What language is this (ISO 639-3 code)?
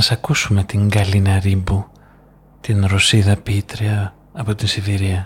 ell